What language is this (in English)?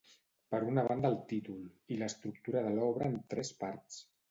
Catalan